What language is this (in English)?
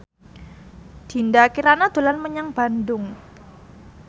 Javanese